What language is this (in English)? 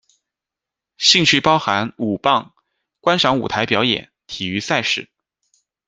Chinese